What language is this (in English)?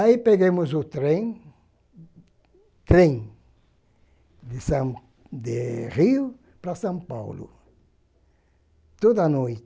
Portuguese